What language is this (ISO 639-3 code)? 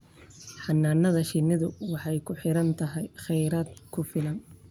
som